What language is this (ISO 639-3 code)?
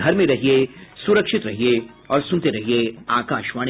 hin